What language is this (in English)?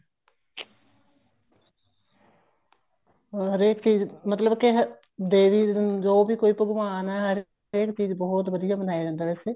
Punjabi